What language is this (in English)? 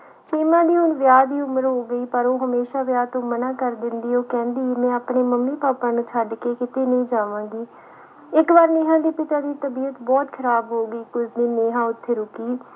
Punjabi